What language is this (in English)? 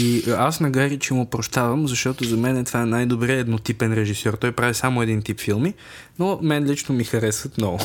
Bulgarian